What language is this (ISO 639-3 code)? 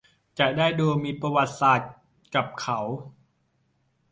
tha